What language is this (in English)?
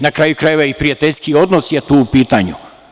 Serbian